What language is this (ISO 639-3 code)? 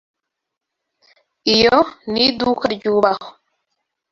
kin